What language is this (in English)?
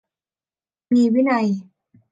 Thai